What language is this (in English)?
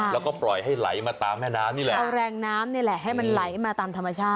Thai